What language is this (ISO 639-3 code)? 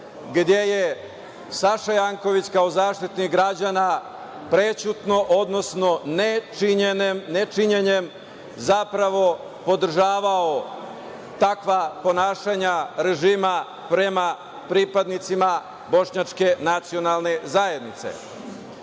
srp